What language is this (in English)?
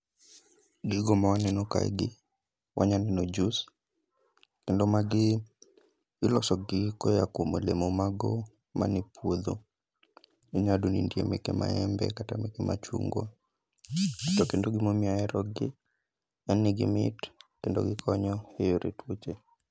Luo (Kenya and Tanzania)